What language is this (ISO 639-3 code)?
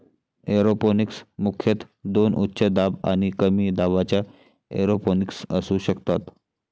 mar